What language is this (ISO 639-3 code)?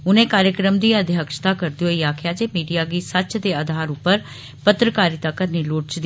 doi